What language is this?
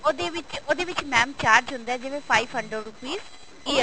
Punjabi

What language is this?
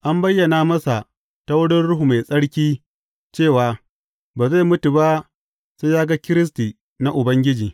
Hausa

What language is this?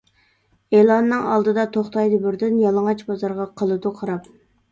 Uyghur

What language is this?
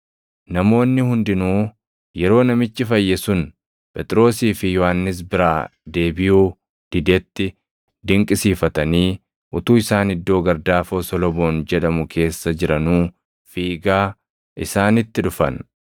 Oromo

